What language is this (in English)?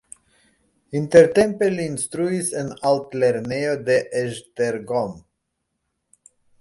Esperanto